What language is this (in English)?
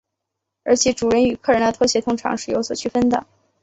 Chinese